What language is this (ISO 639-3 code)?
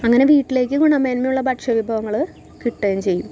mal